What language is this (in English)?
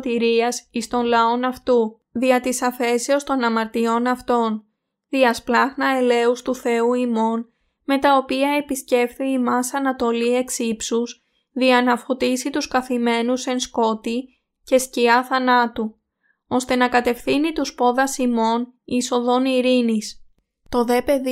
Greek